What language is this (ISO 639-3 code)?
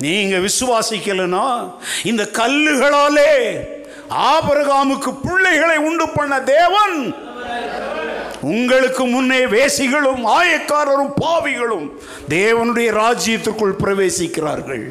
tam